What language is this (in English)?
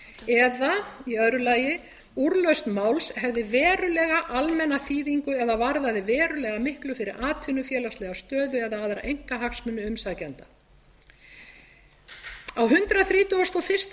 Icelandic